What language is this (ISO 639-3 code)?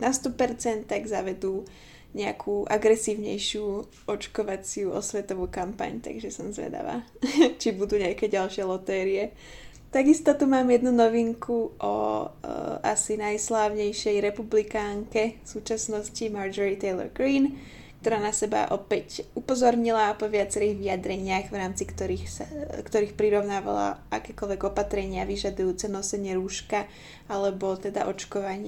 slk